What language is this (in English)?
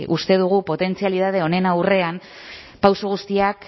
Basque